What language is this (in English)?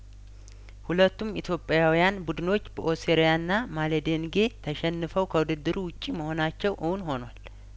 Amharic